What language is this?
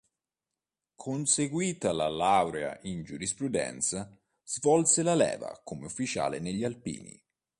Italian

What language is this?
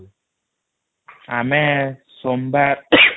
Odia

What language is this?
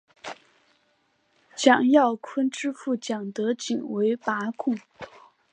Chinese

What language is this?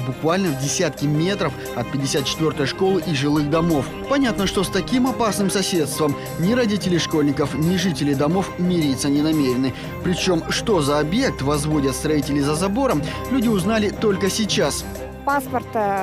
Russian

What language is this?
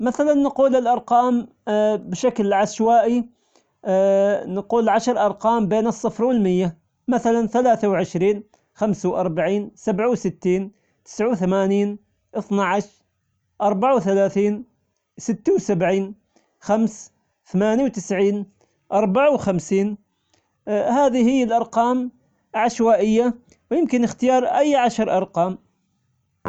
Omani Arabic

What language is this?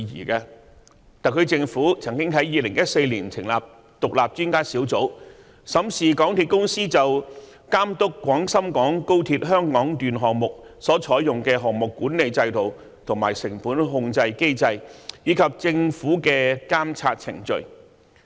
Cantonese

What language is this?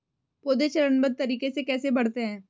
Hindi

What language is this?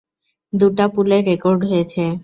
Bangla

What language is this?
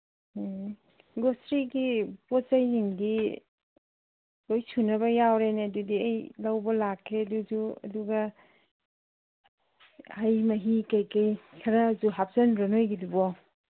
Manipuri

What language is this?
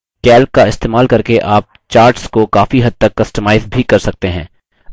Hindi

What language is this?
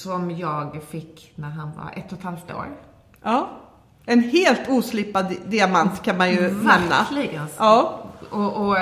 Swedish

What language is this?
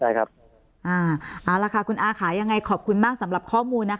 Thai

